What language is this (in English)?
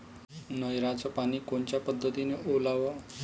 Marathi